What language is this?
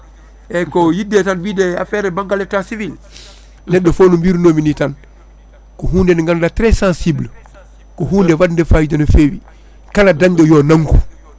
Fula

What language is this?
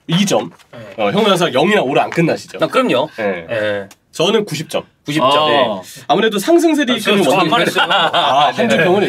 Korean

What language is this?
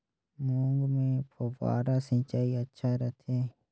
Chhattisgarhi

